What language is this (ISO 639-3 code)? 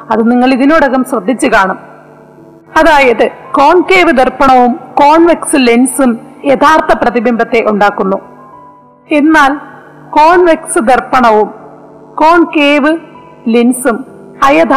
mal